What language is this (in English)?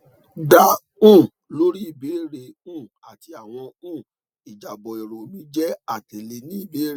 Yoruba